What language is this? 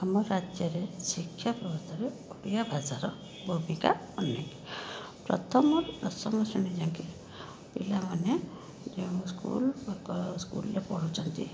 Odia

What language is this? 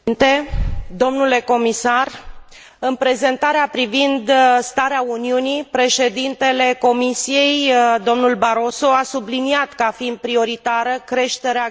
Romanian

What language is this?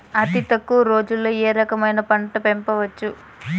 Telugu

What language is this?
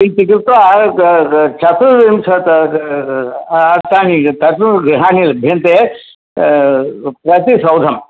Sanskrit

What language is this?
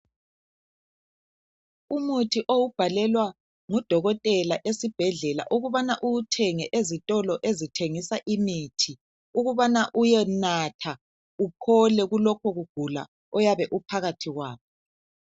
North Ndebele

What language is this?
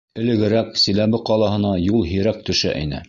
Bashkir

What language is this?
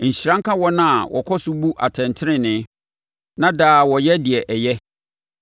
Akan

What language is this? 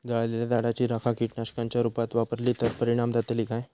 Marathi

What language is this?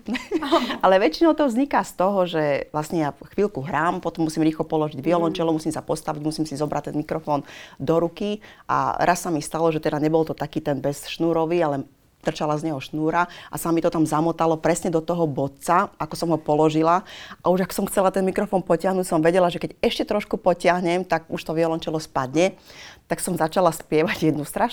Slovak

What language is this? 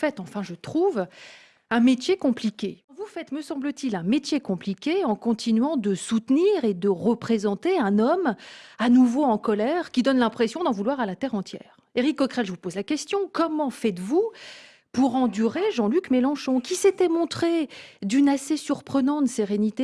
French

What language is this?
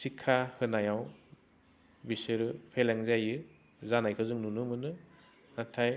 Bodo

